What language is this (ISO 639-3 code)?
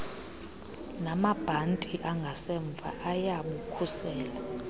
xho